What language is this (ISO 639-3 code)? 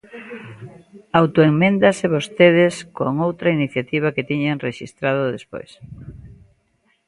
glg